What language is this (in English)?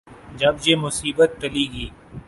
Urdu